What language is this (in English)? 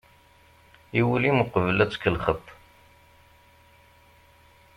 Kabyle